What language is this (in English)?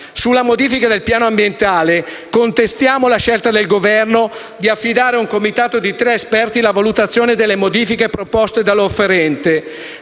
Italian